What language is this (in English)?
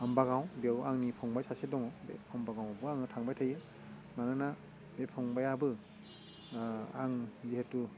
Bodo